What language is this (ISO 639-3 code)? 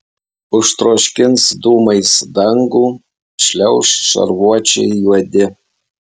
lit